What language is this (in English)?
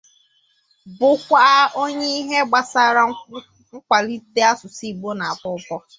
Igbo